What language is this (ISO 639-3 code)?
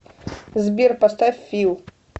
rus